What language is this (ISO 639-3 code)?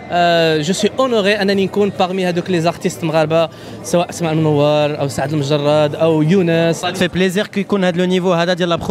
fra